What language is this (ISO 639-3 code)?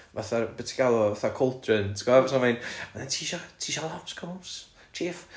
cym